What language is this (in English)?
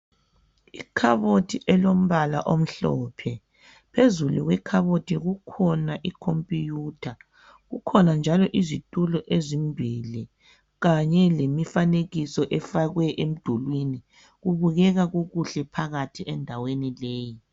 North Ndebele